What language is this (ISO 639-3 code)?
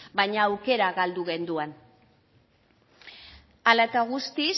eus